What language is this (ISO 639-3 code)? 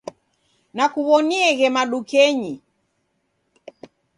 dav